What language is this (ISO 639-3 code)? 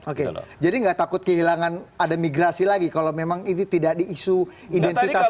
ind